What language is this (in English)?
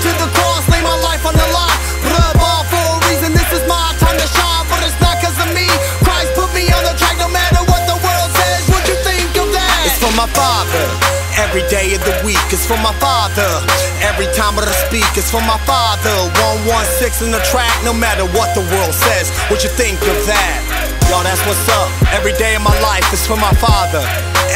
English